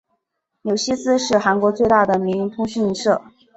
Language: Chinese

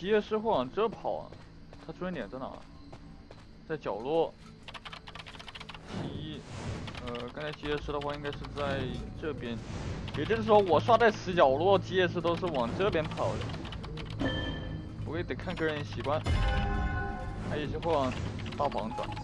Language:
Chinese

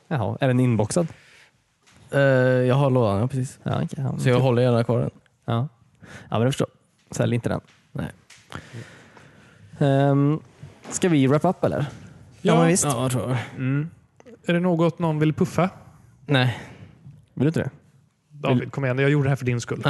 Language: Swedish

